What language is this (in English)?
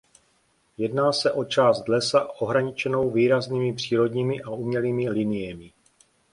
Czech